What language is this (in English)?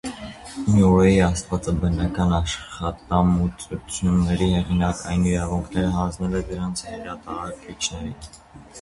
Armenian